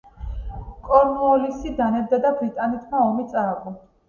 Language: Georgian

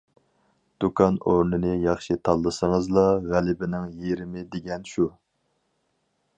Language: Uyghur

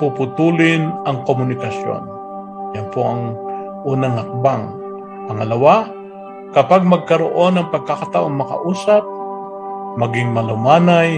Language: Filipino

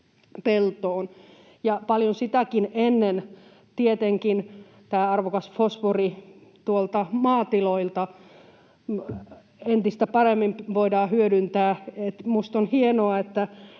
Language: Finnish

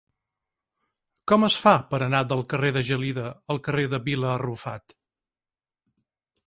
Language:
Catalan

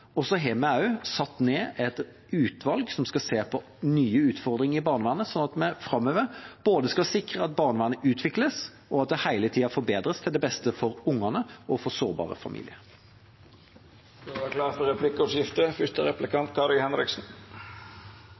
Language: Norwegian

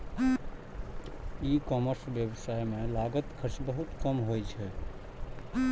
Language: Maithili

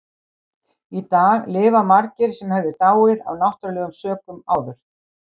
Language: Icelandic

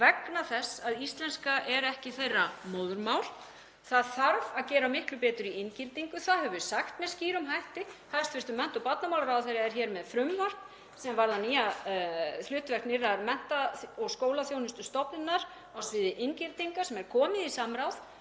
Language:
Icelandic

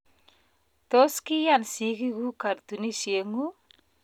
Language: Kalenjin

